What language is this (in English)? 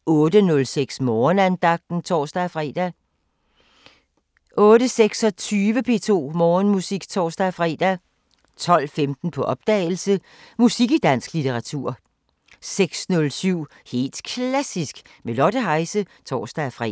Danish